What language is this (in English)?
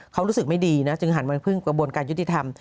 Thai